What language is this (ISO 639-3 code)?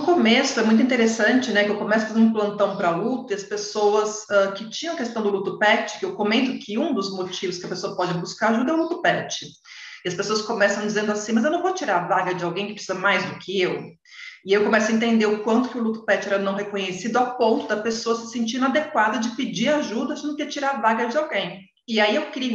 por